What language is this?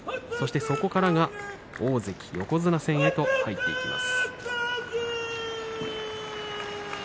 Japanese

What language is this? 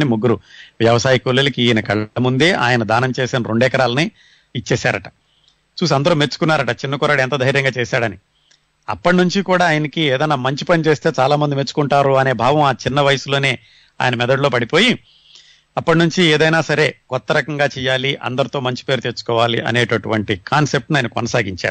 Telugu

